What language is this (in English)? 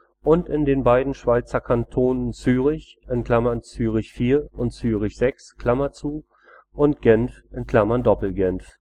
German